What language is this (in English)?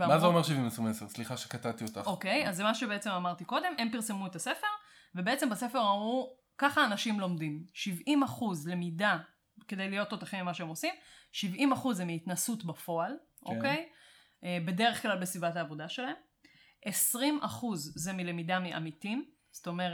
Hebrew